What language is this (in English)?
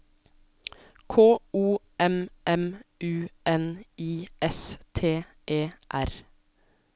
Norwegian